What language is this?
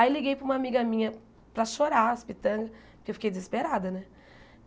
Portuguese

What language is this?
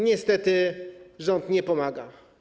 Polish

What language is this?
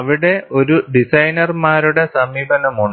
Malayalam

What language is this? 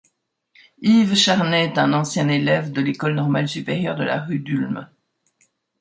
French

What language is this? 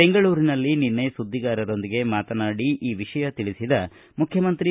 Kannada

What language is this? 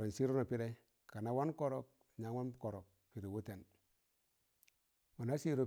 Tangale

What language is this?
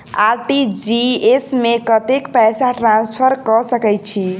Maithili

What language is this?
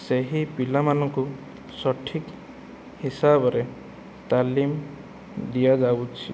Odia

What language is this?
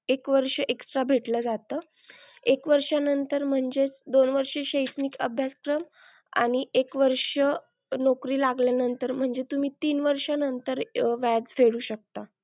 Marathi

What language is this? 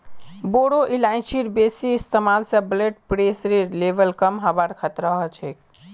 Magahi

